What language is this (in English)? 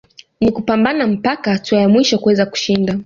Swahili